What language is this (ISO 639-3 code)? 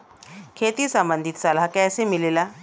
bho